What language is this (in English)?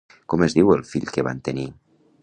Catalan